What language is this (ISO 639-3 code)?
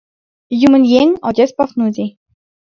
chm